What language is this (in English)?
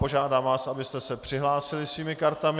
Czech